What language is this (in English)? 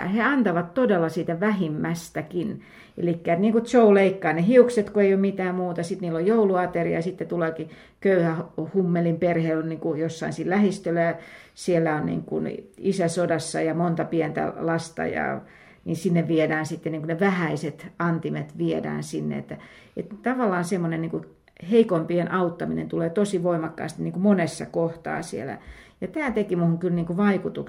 Finnish